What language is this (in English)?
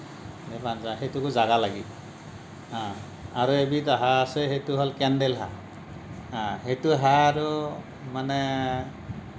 Assamese